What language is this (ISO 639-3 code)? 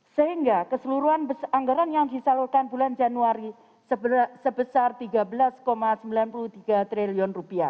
ind